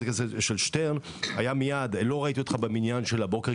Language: Hebrew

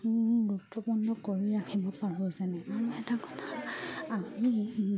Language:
Assamese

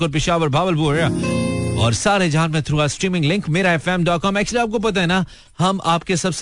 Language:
Hindi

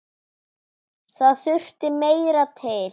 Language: Icelandic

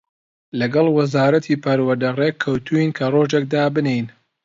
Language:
Central Kurdish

